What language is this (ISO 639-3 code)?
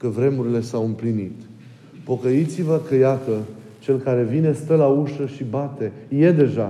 ron